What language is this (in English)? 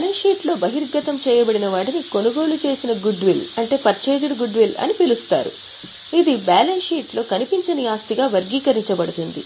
Telugu